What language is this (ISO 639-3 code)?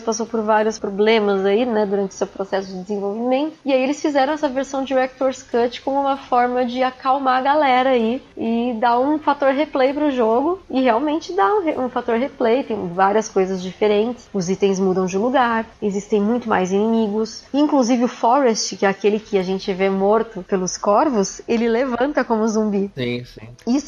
por